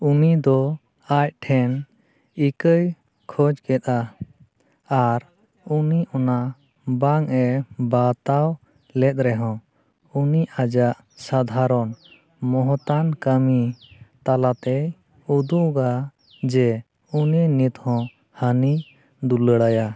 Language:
Santali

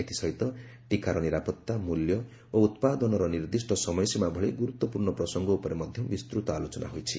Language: Odia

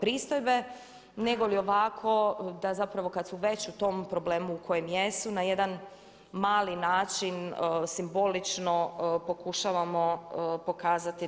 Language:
Croatian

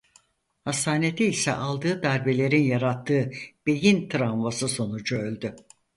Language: Turkish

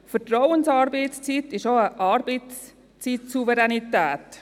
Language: Swiss German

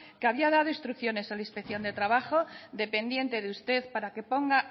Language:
Spanish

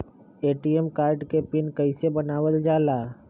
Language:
Magahi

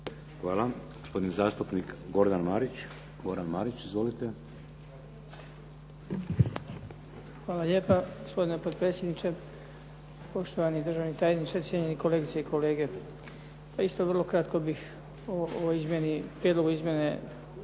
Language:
Croatian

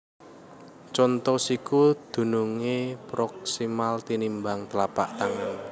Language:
Javanese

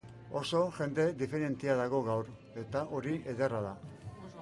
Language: Basque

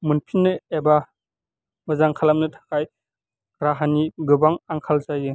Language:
Bodo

